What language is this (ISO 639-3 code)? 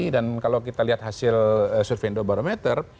ind